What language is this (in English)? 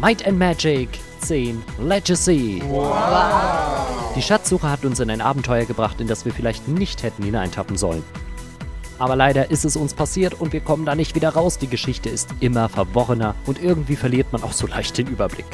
German